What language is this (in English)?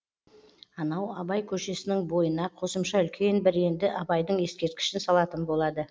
Kazakh